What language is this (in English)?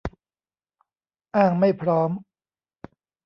Thai